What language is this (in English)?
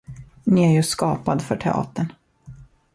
Swedish